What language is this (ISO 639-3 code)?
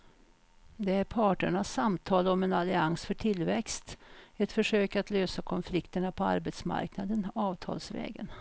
swe